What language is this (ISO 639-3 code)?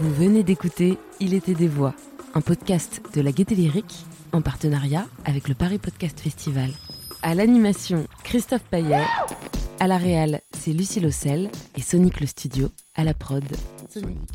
fra